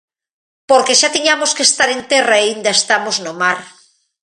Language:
Galician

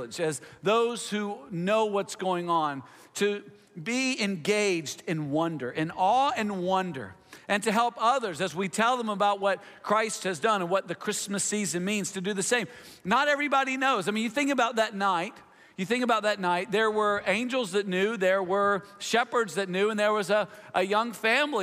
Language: English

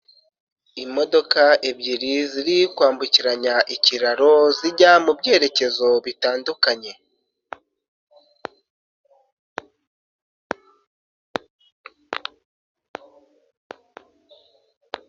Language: Kinyarwanda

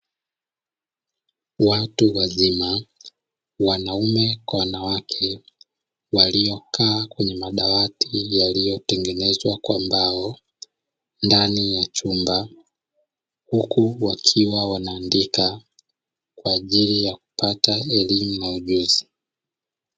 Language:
Swahili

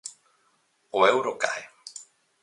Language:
Galician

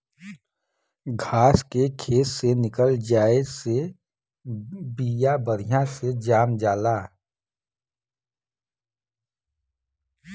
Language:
Bhojpuri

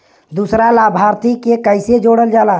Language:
Bhojpuri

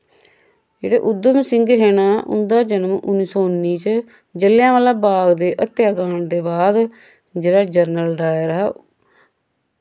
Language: Dogri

